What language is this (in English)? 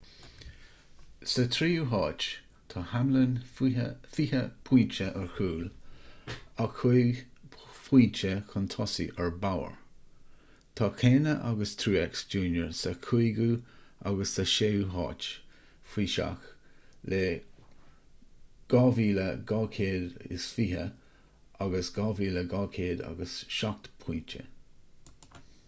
Irish